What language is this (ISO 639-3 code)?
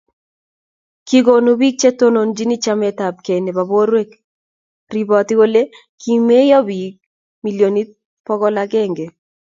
kln